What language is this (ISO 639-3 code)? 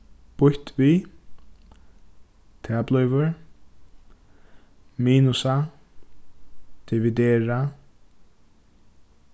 fao